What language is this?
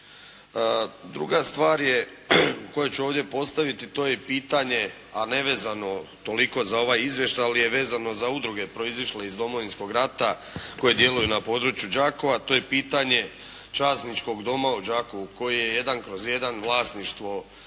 Croatian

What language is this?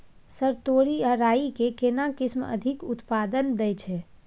Maithili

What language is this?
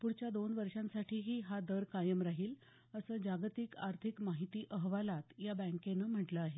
Marathi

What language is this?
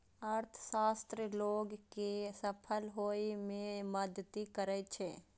Maithili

